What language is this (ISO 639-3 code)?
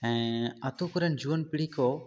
sat